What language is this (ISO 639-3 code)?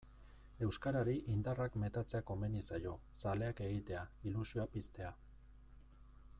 eus